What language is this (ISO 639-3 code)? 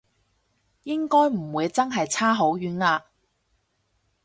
yue